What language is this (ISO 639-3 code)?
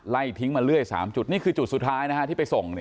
tha